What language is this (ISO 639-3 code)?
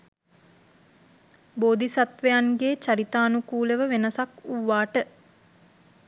sin